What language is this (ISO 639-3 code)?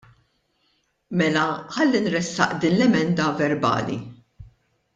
mlt